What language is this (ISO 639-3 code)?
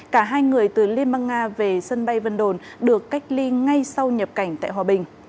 vie